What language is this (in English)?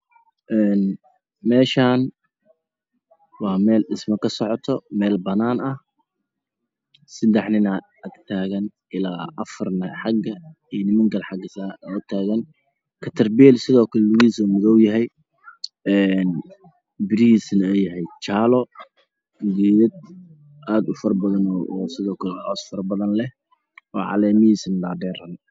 Somali